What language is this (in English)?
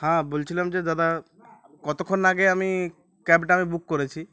Bangla